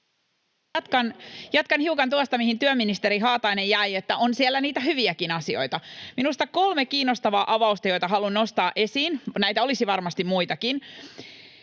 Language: Finnish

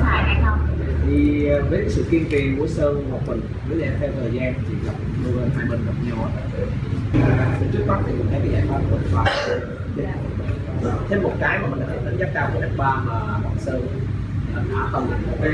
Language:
Vietnamese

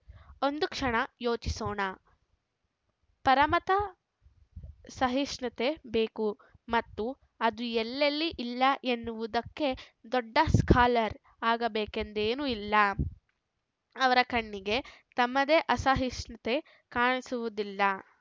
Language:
Kannada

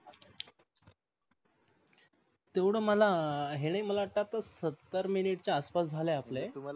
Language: Marathi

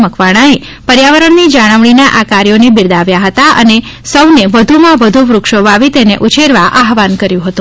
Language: Gujarati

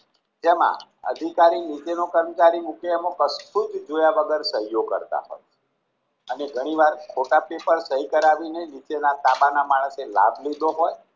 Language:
Gujarati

